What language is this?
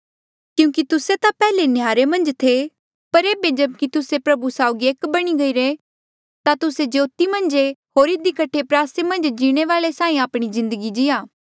Mandeali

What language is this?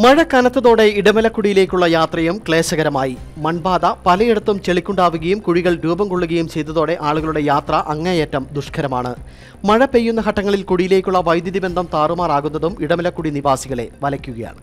Malayalam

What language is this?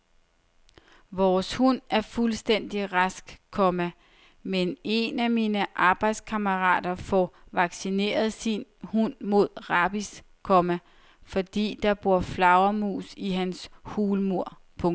Danish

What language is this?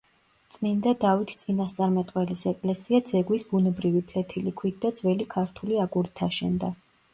Georgian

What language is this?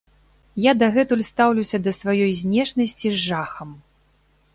Belarusian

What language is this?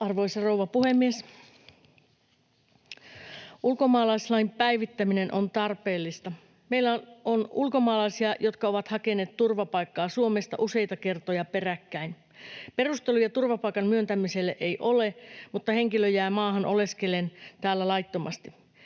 Finnish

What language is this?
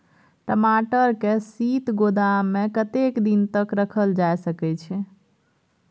Maithili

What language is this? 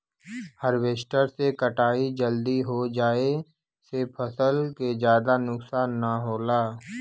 Bhojpuri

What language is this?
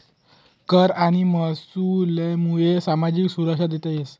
Marathi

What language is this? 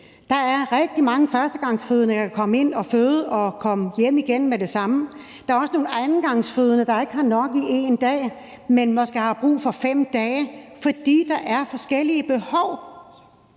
Danish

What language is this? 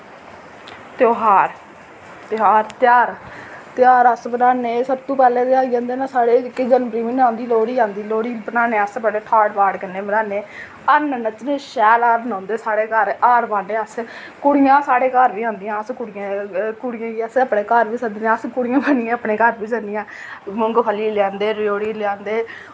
Dogri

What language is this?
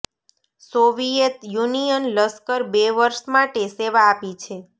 Gujarati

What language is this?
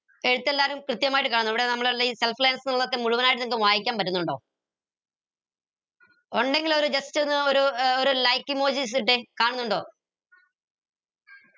Malayalam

